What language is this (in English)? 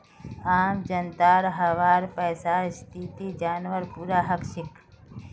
Magahi